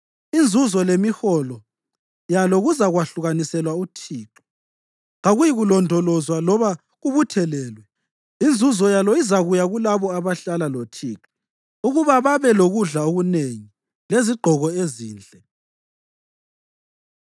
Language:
North Ndebele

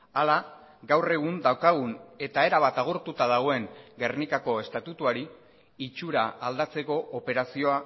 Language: Basque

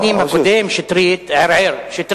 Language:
Hebrew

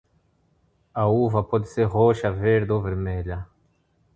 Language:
Portuguese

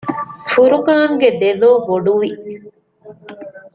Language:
Divehi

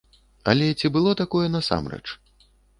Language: Belarusian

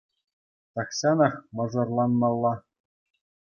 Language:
Chuvash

